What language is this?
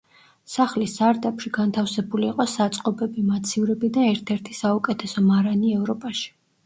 Georgian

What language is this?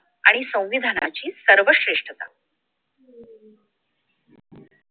Marathi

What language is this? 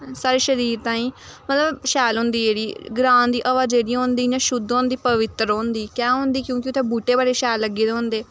Dogri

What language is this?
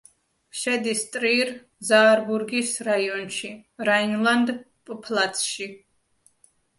Georgian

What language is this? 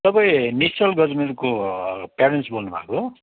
Nepali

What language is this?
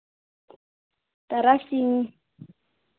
Santali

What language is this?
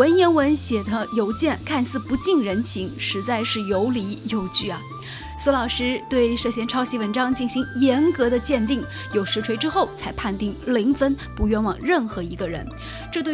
Chinese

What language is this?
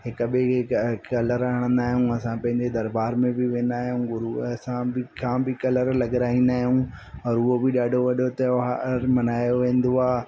Sindhi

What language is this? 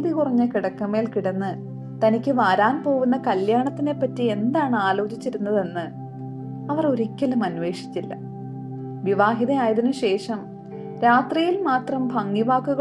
Malayalam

